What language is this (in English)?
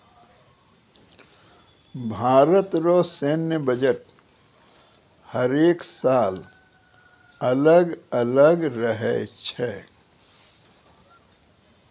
Maithili